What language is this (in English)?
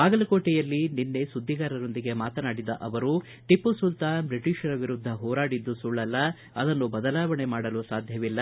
Kannada